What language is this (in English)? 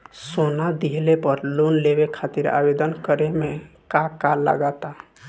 Bhojpuri